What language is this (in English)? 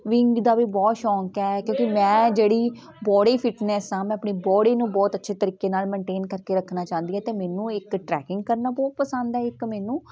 Punjabi